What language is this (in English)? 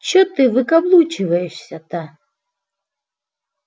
Russian